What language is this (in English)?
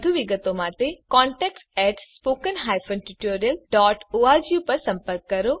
Gujarati